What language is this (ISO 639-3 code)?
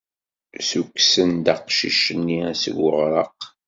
kab